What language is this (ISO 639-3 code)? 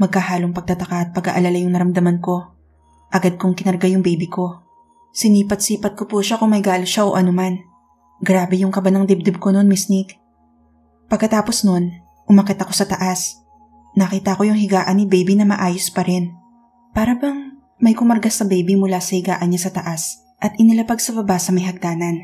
fil